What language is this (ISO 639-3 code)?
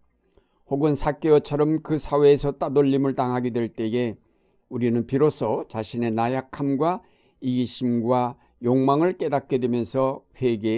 kor